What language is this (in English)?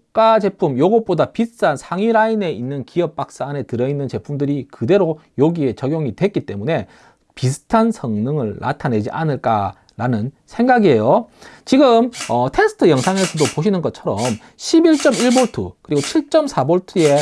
Korean